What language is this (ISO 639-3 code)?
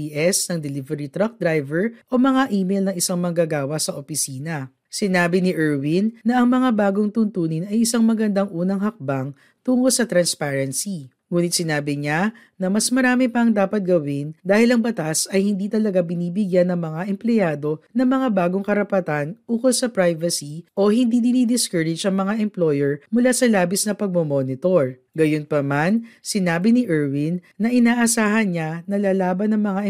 fil